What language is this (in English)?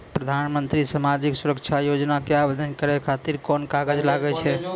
Maithili